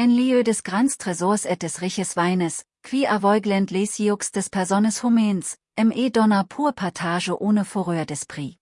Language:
German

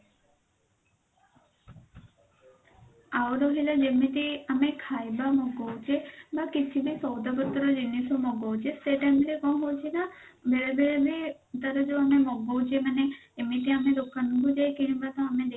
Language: Odia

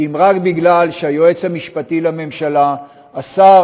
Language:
Hebrew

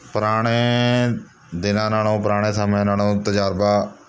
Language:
Punjabi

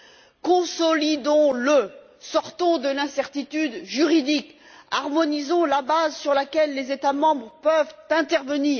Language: French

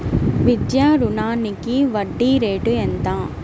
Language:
Telugu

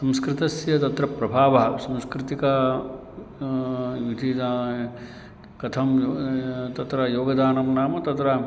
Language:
Sanskrit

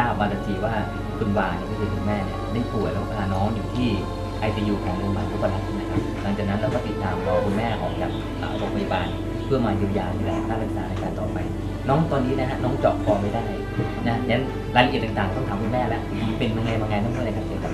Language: Thai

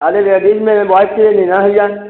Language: Hindi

